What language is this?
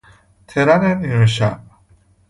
Persian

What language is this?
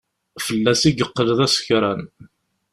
Kabyle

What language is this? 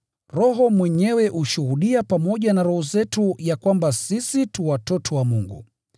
Swahili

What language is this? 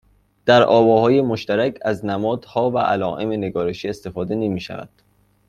Persian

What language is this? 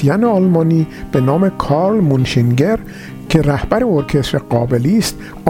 Persian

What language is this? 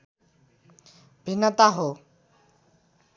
Nepali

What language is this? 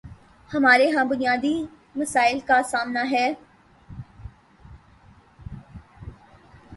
Urdu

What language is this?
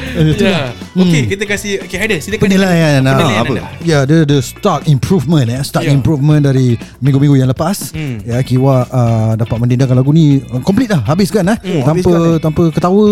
Malay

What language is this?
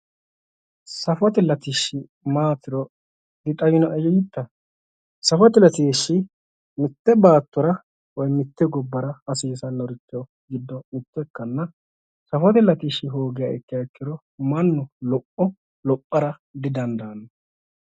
Sidamo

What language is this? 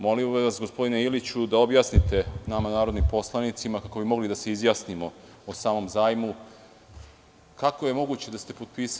Serbian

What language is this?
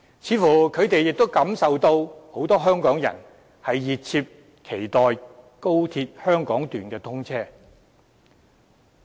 Cantonese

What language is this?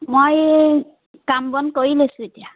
Assamese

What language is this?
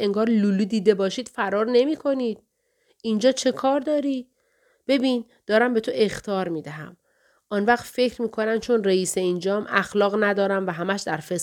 Persian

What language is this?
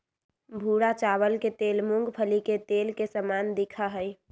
Magahi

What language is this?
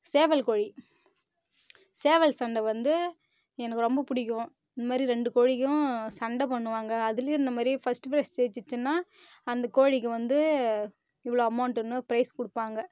Tamil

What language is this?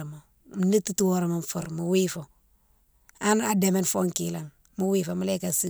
Mansoanka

